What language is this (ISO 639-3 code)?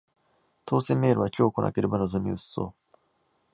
jpn